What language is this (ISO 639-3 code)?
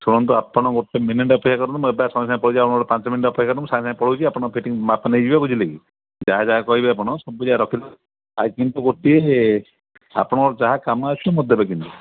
ori